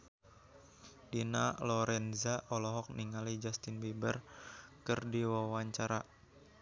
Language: Sundanese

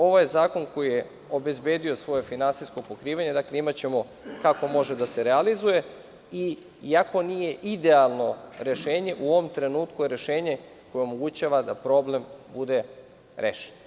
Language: Serbian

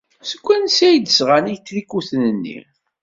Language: Kabyle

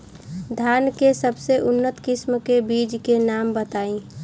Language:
Bhojpuri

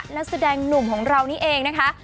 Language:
Thai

